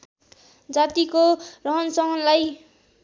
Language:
Nepali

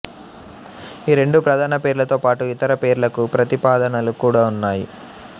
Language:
Telugu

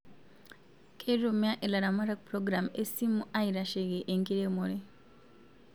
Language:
Masai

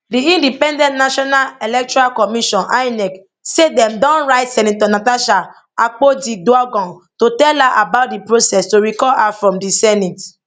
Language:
Nigerian Pidgin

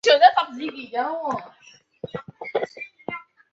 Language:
Chinese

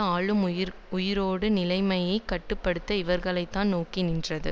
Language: Tamil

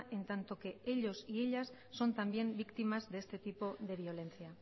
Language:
Spanish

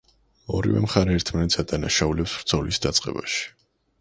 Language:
Georgian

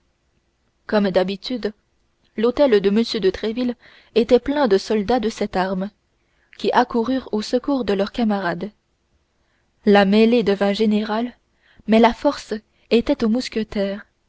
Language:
French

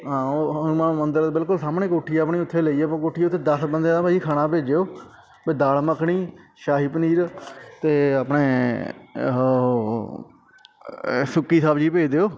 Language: Punjabi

